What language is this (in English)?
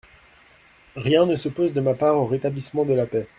French